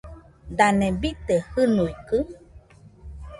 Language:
Nüpode Huitoto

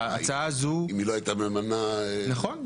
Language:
Hebrew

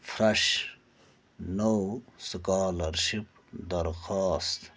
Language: Kashmiri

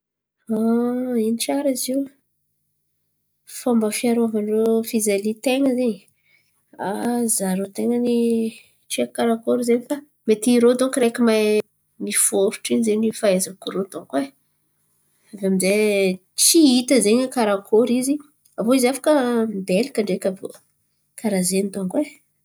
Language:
Antankarana Malagasy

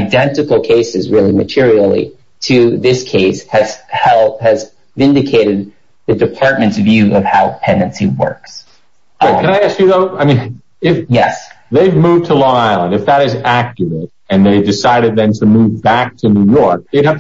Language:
English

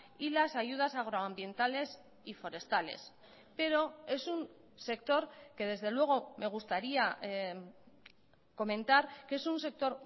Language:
Spanish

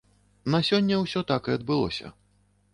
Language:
Belarusian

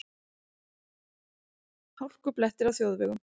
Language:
Icelandic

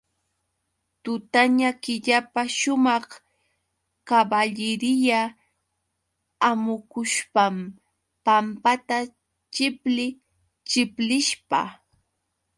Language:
Yauyos Quechua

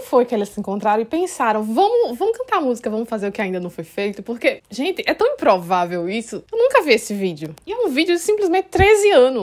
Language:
Portuguese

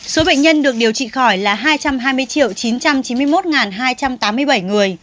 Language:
Vietnamese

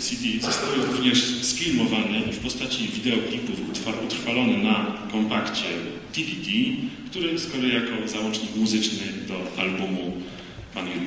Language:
Polish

